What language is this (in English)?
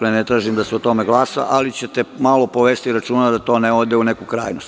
Serbian